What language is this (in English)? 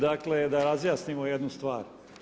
Croatian